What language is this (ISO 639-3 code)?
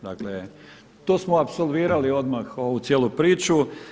hrv